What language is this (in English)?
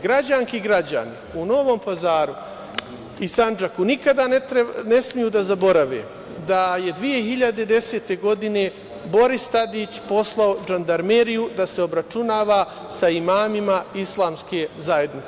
Serbian